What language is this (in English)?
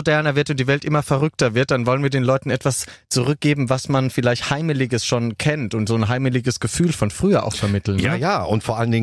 German